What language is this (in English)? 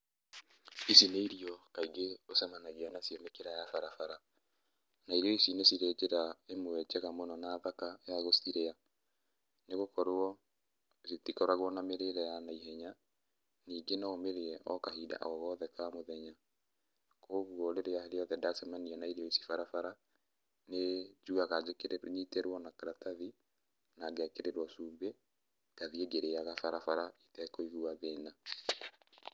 Kikuyu